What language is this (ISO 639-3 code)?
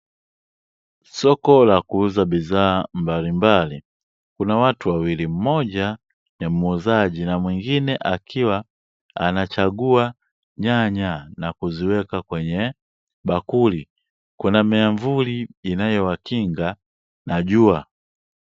swa